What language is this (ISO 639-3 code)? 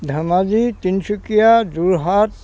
asm